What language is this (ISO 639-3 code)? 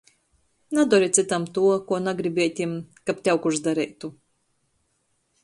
ltg